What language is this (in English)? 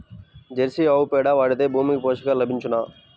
Telugu